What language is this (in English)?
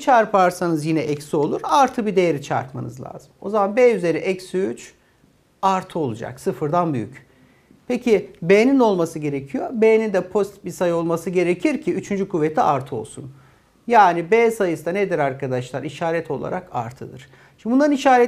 Turkish